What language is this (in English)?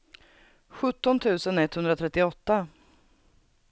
Swedish